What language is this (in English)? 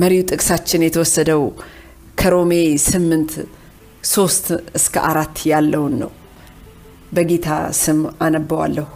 Amharic